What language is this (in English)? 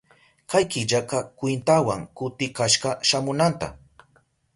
Southern Pastaza Quechua